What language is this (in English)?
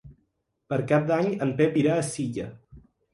Catalan